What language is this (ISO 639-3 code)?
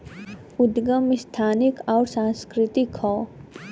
bho